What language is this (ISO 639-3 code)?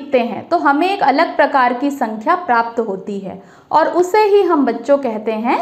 hin